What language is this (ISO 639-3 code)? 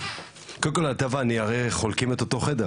heb